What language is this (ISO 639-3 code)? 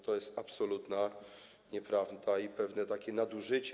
pol